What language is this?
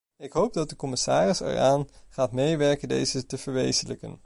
Dutch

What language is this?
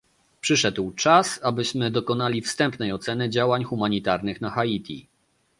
Polish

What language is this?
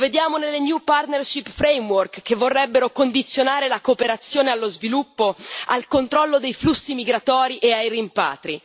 Italian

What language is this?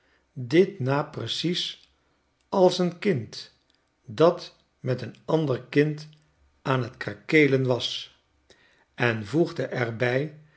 Dutch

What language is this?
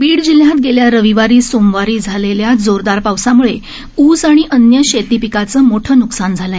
Marathi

